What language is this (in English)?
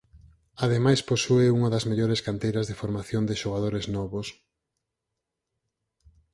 Galician